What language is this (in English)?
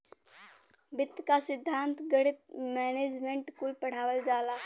Bhojpuri